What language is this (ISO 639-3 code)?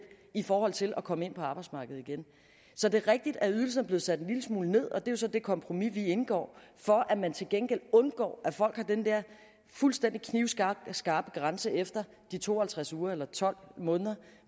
dan